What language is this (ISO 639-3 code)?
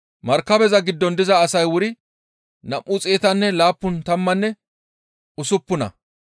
gmv